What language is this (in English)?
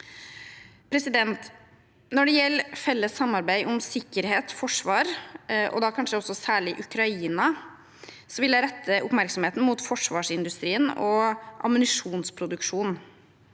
Norwegian